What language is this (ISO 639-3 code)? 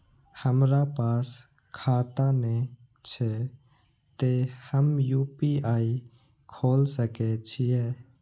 mai